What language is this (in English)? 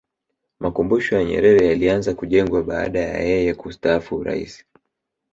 Swahili